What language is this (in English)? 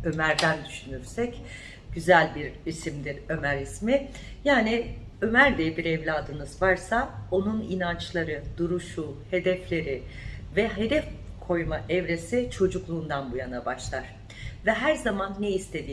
Turkish